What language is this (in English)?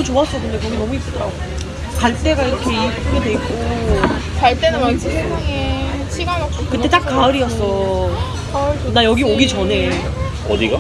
Korean